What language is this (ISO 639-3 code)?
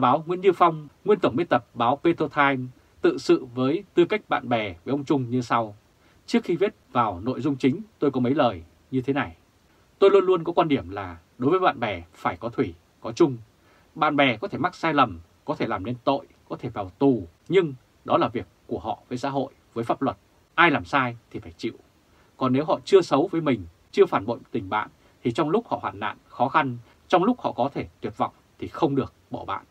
vie